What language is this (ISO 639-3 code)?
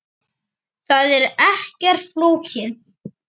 isl